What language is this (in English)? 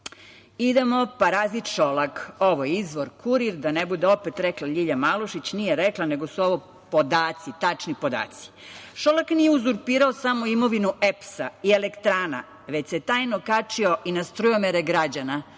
Serbian